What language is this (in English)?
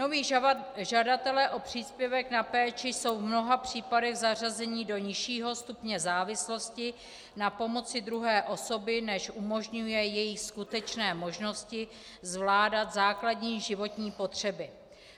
Czech